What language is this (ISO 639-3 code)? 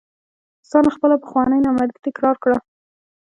pus